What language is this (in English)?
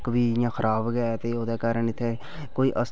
Dogri